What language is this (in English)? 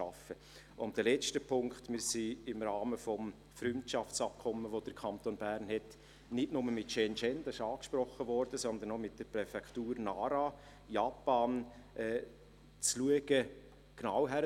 Swiss German